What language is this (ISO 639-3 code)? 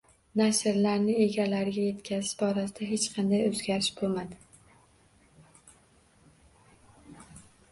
uzb